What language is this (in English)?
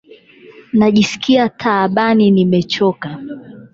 Swahili